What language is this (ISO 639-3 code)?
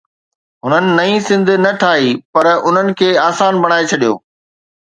snd